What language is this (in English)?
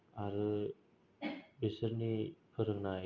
Bodo